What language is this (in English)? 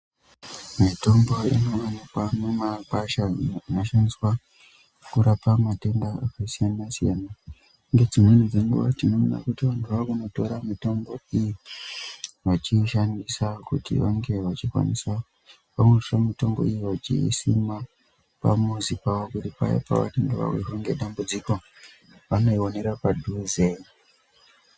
Ndau